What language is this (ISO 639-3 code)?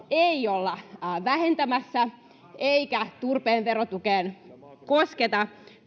fin